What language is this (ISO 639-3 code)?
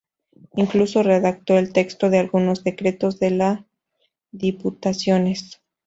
spa